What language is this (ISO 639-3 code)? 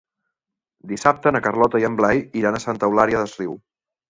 cat